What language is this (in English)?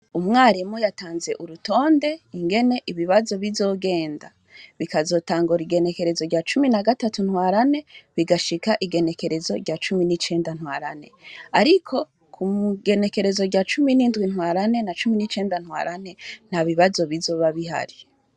Rundi